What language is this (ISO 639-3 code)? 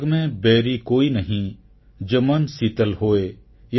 ori